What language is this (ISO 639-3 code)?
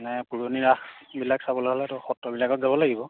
asm